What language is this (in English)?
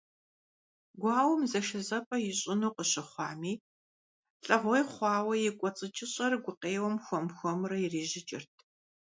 Kabardian